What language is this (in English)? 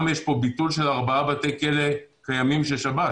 Hebrew